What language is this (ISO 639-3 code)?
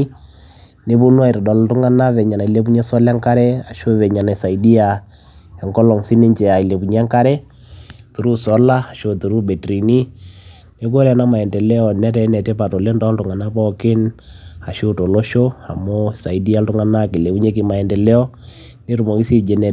mas